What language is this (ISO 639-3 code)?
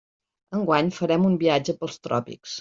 cat